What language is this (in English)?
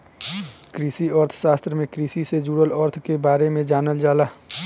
Bhojpuri